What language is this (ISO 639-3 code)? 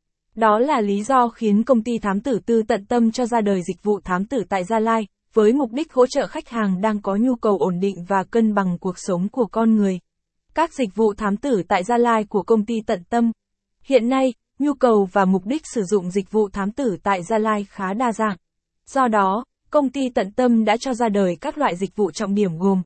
vie